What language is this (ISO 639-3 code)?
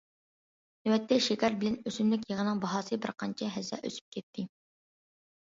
uig